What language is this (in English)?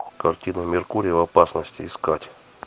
Russian